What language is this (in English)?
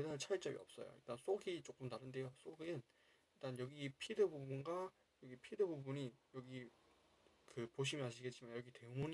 Korean